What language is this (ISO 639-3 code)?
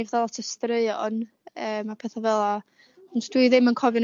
cym